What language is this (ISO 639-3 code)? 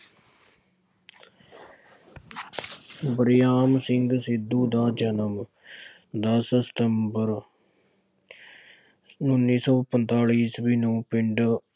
pan